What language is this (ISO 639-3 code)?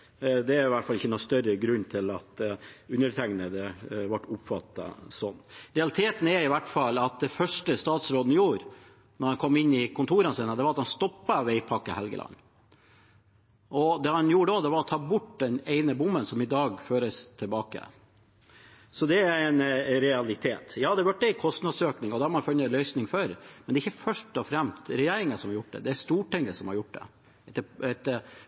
nob